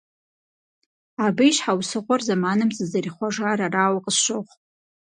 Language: Kabardian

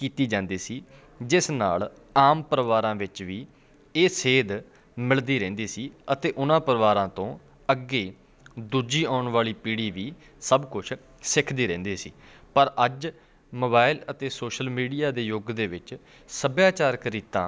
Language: Punjabi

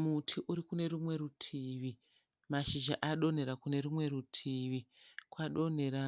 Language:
Shona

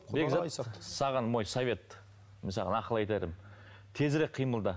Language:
Kazakh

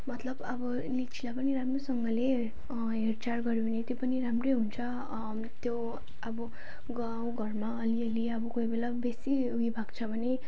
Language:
Nepali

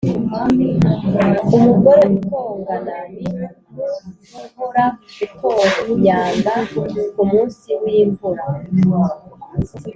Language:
Kinyarwanda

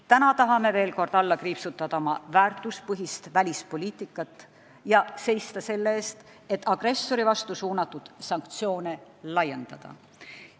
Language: Estonian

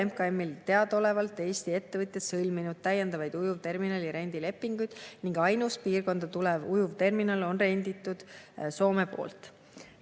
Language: Estonian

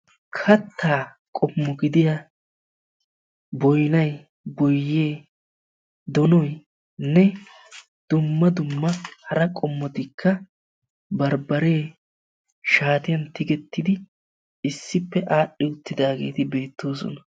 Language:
Wolaytta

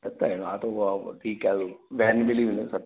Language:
Sindhi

